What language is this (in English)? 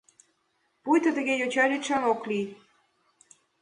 Mari